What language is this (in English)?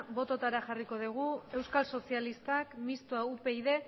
Basque